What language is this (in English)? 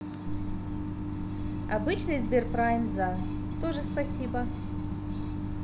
Russian